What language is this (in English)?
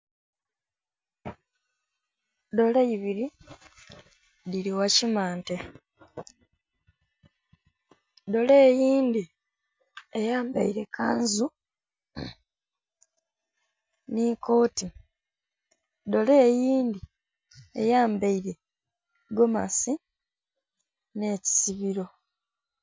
Soga